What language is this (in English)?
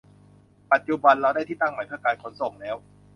Thai